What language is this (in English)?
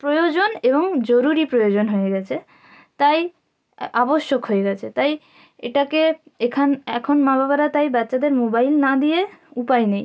Bangla